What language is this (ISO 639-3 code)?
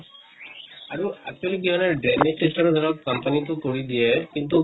asm